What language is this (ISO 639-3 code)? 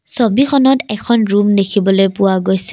asm